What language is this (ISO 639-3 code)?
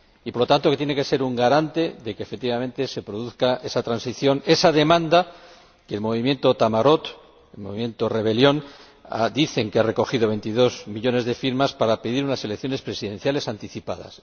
spa